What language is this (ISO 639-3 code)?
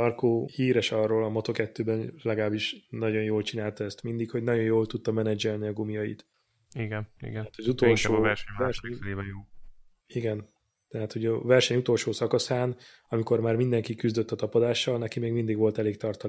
hun